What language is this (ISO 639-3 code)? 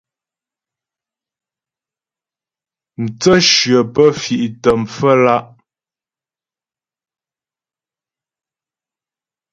bbj